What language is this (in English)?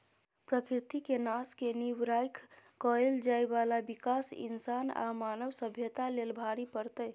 Maithili